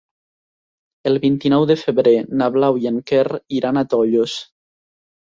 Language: Catalan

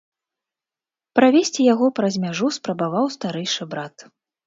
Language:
Belarusian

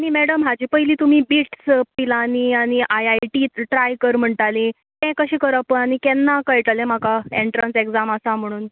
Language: Konkani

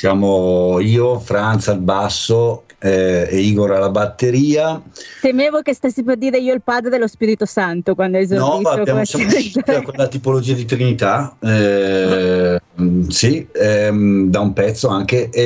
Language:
Italian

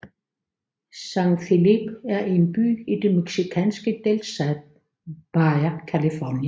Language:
Danish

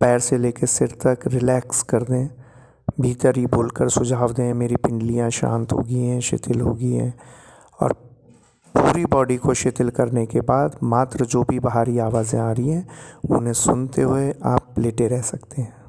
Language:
Hindi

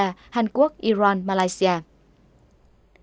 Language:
Vietnamese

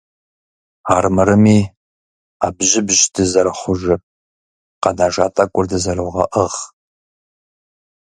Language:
Kabardian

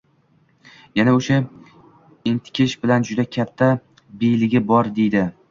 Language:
Uzbek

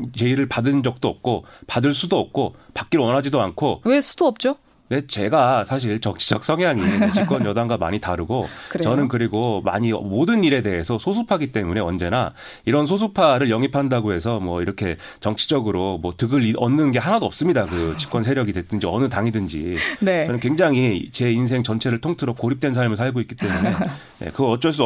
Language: Korean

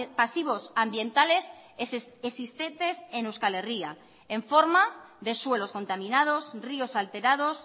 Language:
Spanish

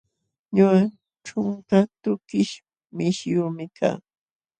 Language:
Jauja Wanca Quechua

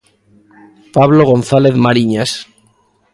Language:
Galician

